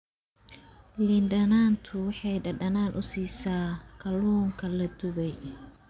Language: Somali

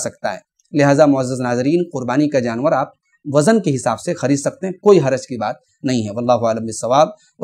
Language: Indonesian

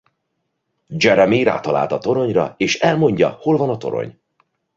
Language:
Hungarian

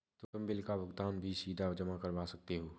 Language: Hindi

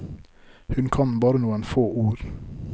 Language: Norwegian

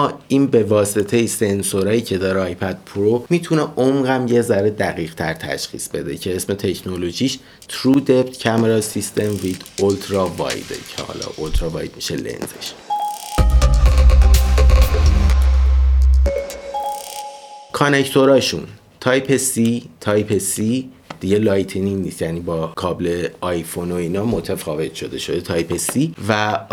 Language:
Persian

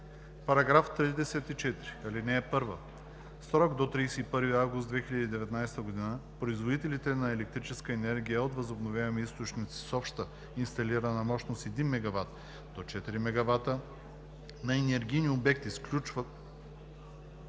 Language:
Bulgarian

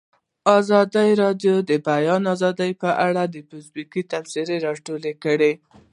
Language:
Pashto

